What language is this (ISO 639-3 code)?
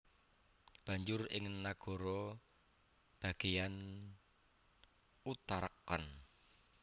jav